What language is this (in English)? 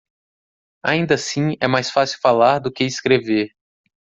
Portuguese